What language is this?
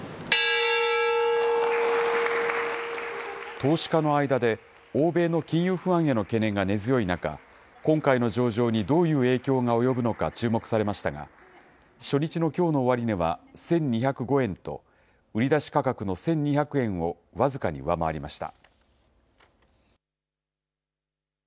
Japanese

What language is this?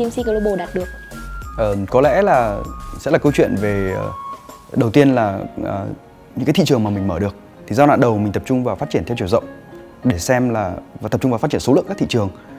Vietnamese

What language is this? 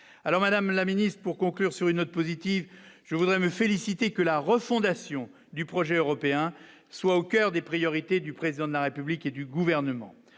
French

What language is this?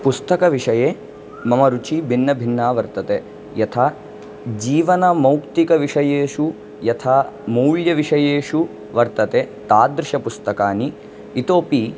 Sanskrit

